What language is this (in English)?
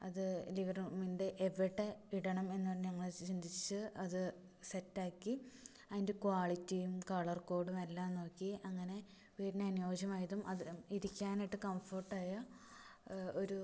Malayalam